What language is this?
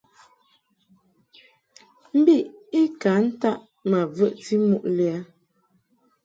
Mungaka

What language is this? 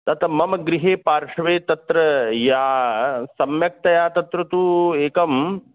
Sanskrit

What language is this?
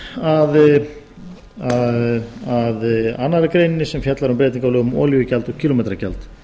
Icelandic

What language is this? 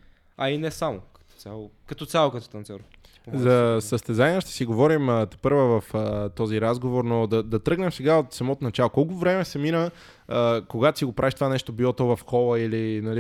Bulgarian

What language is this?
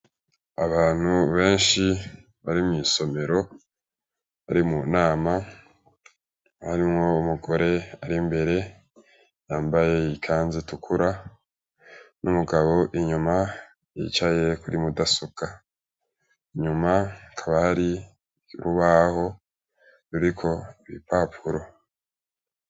Rundi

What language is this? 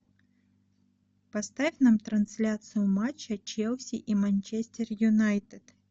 Russian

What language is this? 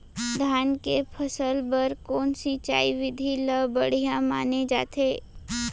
Chhattisgarhi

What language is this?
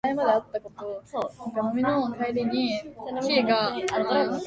Japanese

